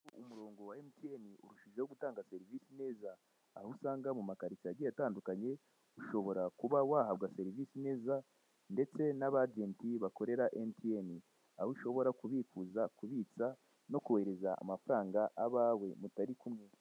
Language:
Kinyarwanda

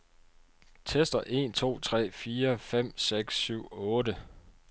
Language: Danish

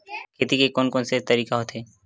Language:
Chhattisgarhi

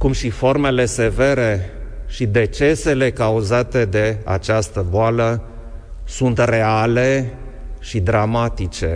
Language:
Romanian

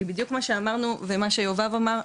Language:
Hebrew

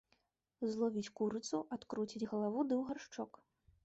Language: Belarusian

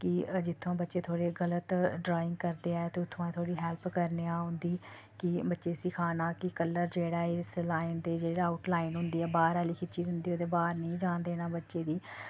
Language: Dogri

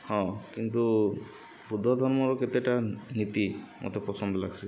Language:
Odia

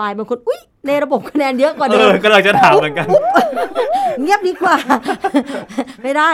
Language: Thai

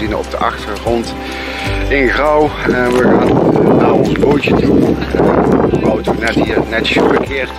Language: Dutch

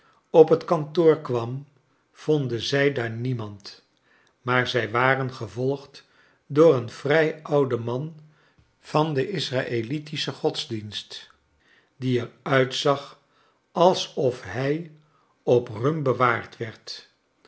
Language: Dutch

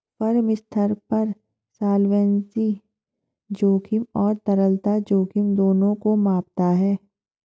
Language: Hindi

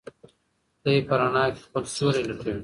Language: Pashto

